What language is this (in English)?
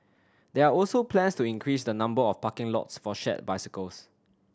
English